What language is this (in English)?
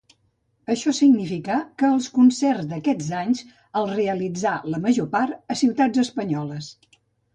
Catalan